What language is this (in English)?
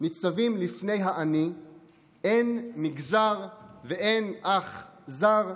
Hebrew